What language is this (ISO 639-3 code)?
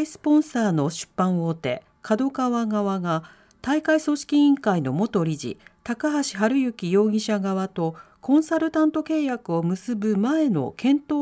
jpn